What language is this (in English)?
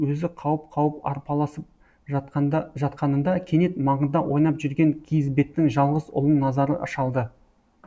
Kazakh